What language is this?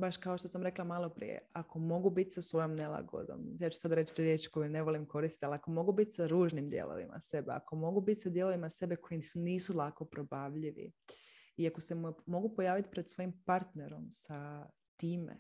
Croatian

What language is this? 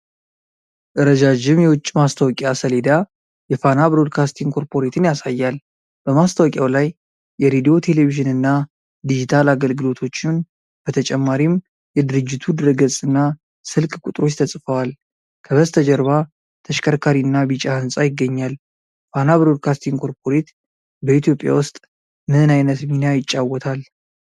Amharic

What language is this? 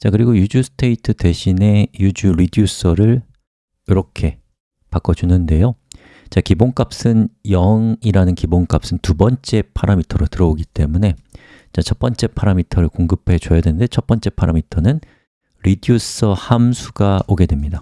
Korean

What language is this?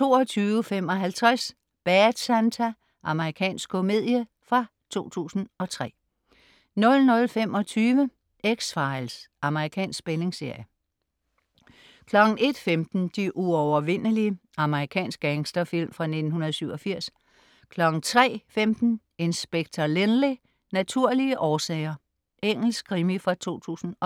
Danish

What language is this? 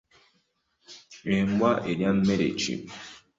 Ganda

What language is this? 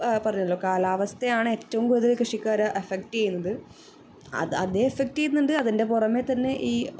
Malayalam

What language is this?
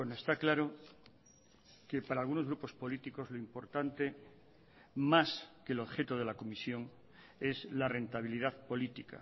Spanish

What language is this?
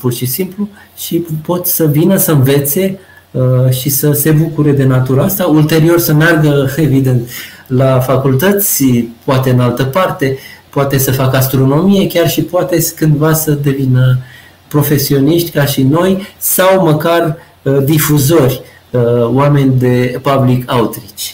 Romanian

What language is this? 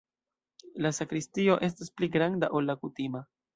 Esperanto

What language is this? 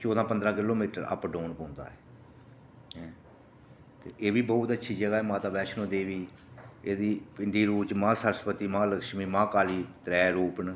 Dogri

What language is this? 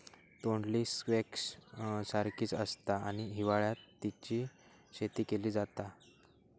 Marathi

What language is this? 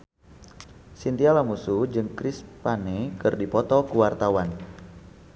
Sundanese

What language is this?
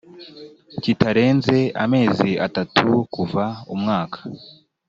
Kinyarwanda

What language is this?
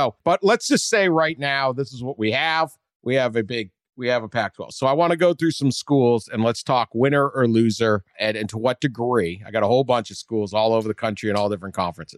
English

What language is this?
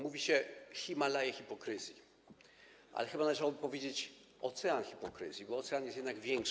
Polish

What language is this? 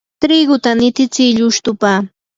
Yanahuanca Pasco Quechua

